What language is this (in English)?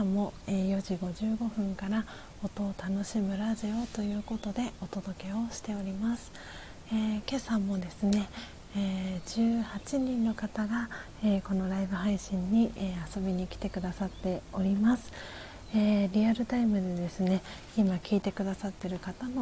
Japanese